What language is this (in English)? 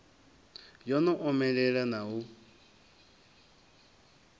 Venda